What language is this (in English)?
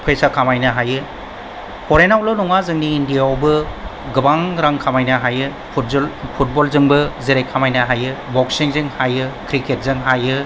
Bodo